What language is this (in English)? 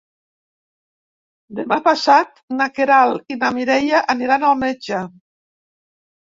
Catalan